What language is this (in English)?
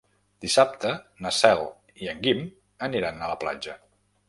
Catalan